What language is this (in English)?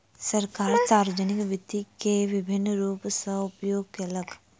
Maithili